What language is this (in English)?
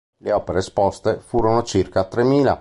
Italian